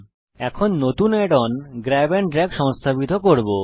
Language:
Bangla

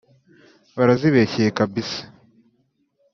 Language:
Kinyarwanda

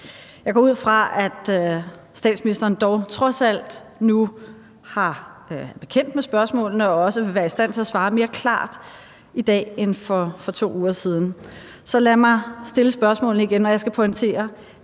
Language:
Danish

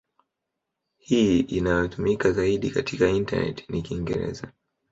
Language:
Swahili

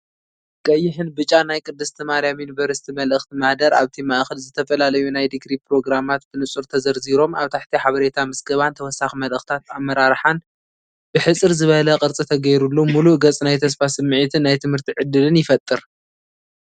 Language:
Tigrinya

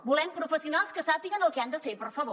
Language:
Catalan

